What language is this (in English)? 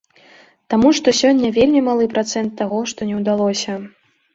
Belarusian